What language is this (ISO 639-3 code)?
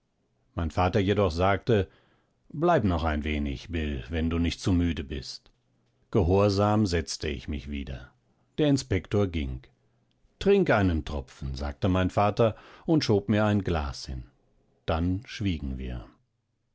deu